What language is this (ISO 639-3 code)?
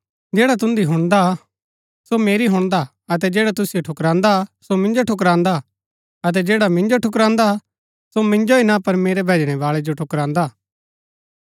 gbk